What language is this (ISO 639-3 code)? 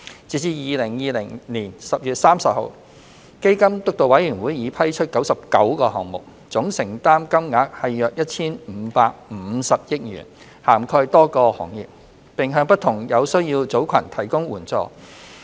yue